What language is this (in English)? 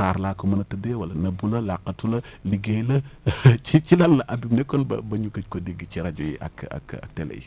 Wolof